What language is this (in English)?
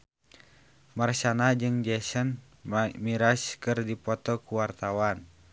Sundanese